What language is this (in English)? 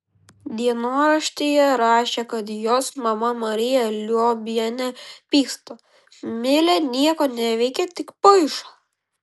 Lithuanian